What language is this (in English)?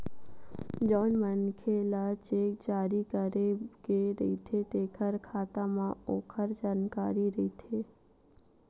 Chhattisgarhi